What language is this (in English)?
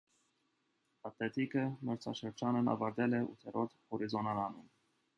Armenian